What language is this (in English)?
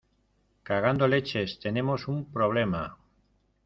Spanish